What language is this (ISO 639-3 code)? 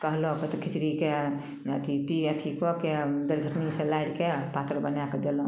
mai